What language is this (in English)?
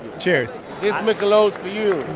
English